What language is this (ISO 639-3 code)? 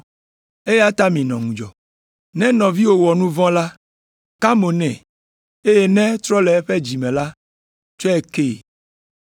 ewe